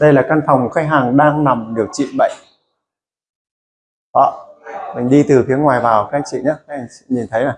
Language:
Vietnamese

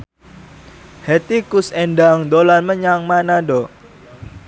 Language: Javanese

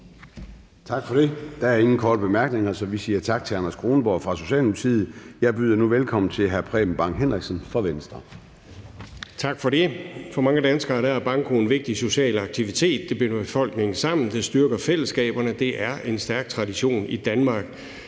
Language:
Danish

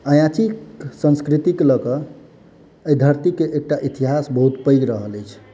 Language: Maithili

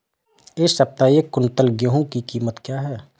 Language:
Hindi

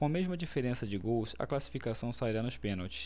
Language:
Portuguese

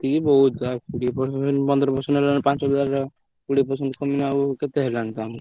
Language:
Odia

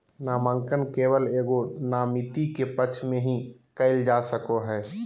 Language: Magahi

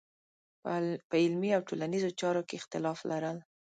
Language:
Pashto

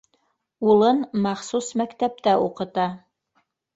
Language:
Bashkir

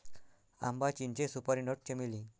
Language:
Marathi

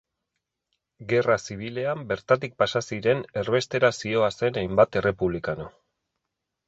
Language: Basque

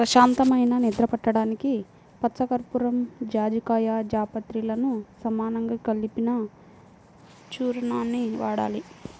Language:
Telugu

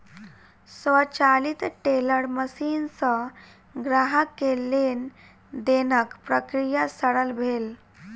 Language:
Maithili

